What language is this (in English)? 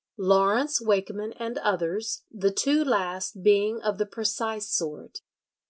English